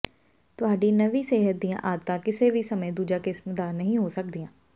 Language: Punjabi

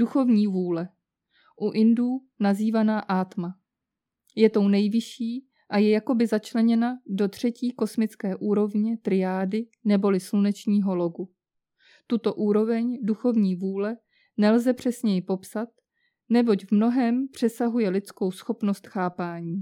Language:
Czech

